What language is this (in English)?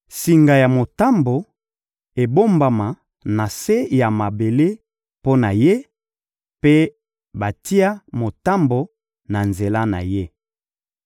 Lingala